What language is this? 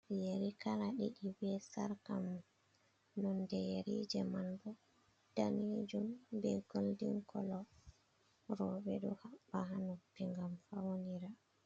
Fula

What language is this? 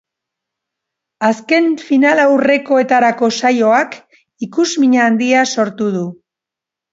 Basque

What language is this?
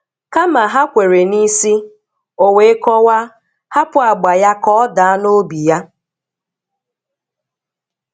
Igbo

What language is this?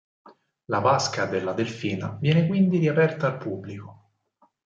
Italian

